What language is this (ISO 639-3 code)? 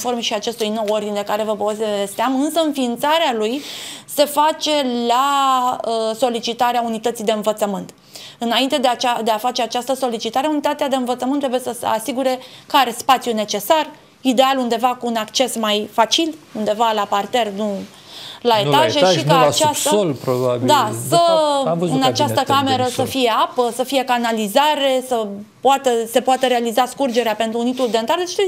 ron